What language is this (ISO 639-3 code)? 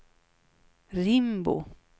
swe